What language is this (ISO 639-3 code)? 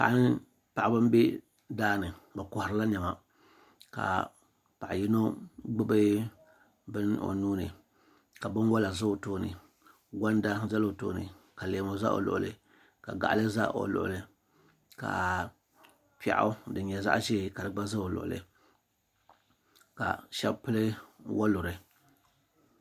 dag